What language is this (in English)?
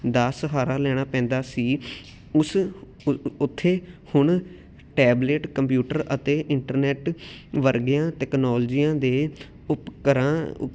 Punjabi